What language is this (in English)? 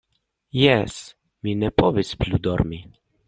Esperanto